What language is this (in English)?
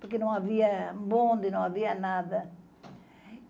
Portuguese